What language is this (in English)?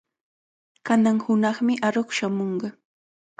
Cajatambo North Lima Quechua